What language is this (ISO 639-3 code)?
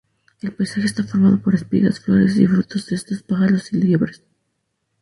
spa